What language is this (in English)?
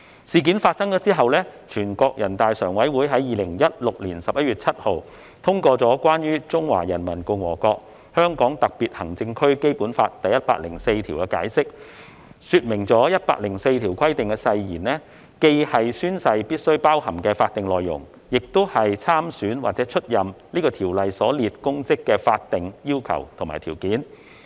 Cantonese